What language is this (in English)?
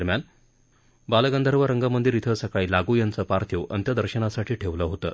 Marathi